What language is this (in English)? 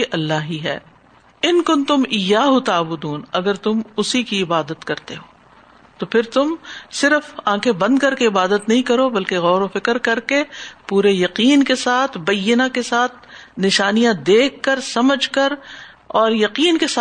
Urdu